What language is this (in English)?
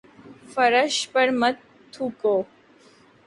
Urdu